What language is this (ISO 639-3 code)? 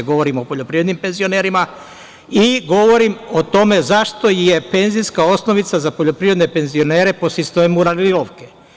srp